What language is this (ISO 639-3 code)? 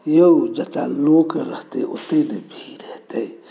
mai